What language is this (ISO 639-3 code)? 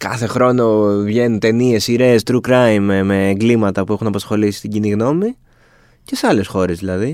ell